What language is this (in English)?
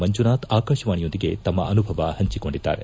Kannada